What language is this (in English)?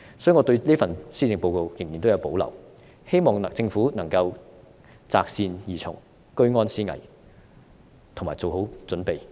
Cantonese